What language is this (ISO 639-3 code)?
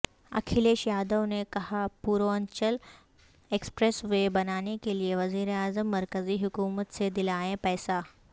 urd